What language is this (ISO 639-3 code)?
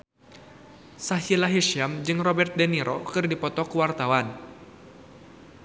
sun